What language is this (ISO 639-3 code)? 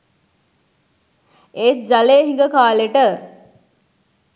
sin